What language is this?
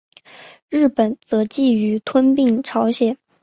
Chinese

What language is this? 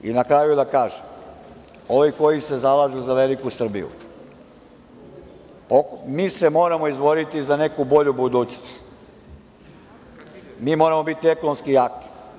Serbian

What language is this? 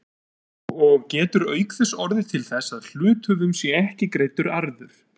Icelandic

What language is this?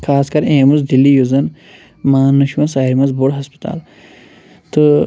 Kashmiri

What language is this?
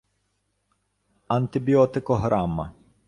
Ukrainian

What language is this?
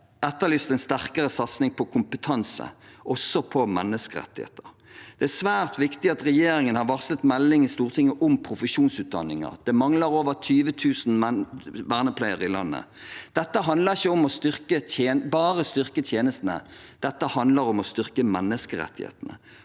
Norwegian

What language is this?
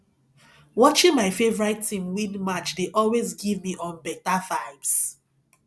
Nigerian Pidgin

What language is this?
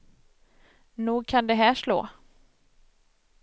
Swedish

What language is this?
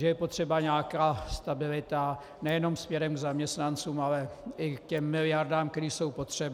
Czech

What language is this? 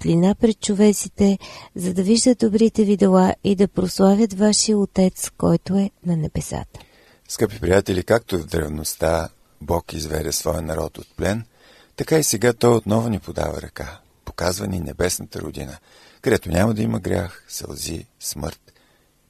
Bulgarian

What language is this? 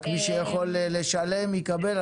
Hebrew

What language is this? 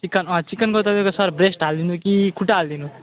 Nepali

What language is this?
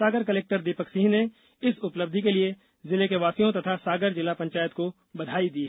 Hindi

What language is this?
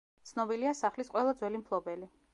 Georgian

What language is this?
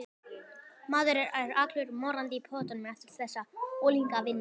Icelandic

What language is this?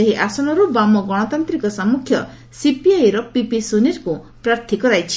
Odia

